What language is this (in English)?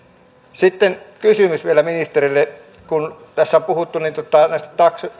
Finnish